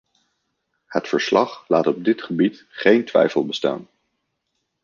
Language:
Dutch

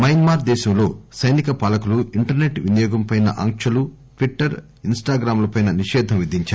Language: Telugu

